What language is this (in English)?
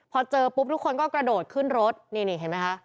Thai